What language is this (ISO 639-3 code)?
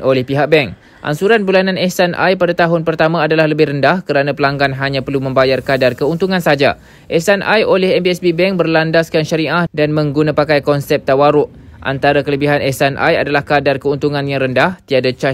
msa